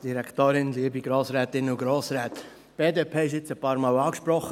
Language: Swiss German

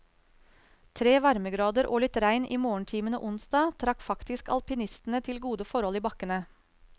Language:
Norwegian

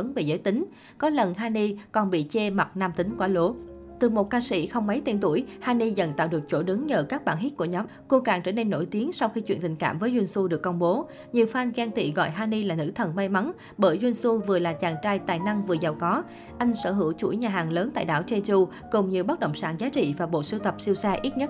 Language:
Vietnamese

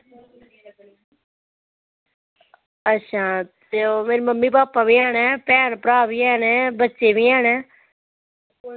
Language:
Dogri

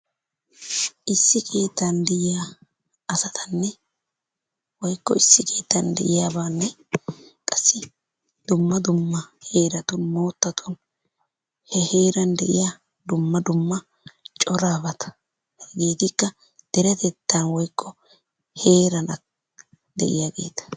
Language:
Wolaytta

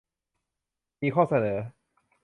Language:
Thai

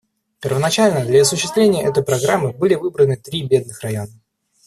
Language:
Russian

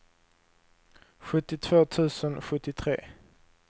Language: Swedish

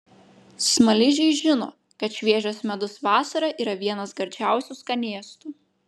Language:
Lithuanian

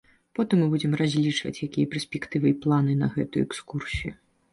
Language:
Belarusian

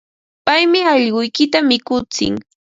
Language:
Ambo-Pasco Quechua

